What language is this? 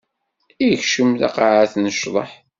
Kabyle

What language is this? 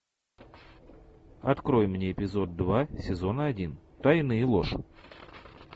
Russian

